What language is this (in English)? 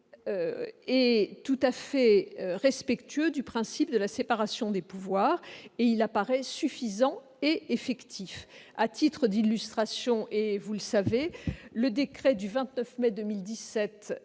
French